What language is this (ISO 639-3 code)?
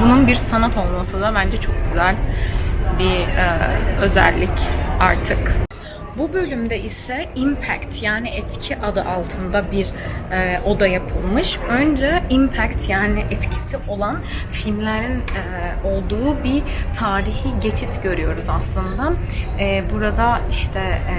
tur